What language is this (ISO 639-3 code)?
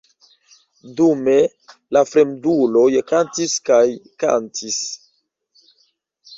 epo